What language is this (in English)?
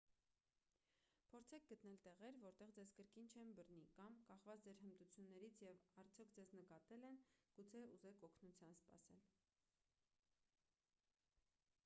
Armenian